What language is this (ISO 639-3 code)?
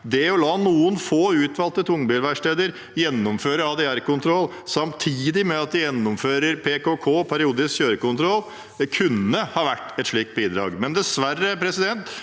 nor